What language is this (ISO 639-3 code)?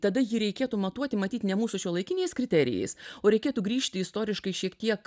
lit